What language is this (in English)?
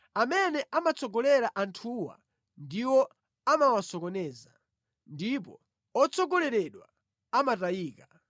Nyanja